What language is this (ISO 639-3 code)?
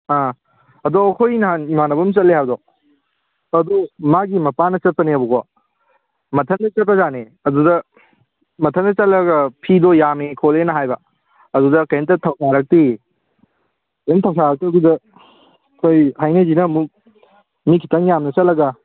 mni